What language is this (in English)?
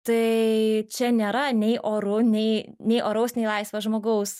Lithuanian